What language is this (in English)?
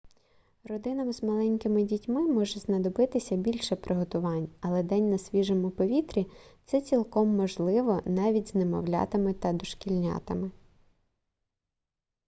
Ukrainian